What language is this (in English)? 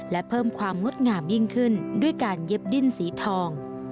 Thai